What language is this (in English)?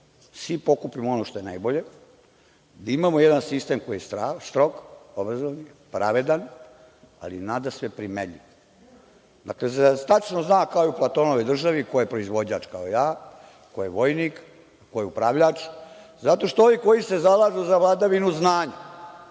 Serbian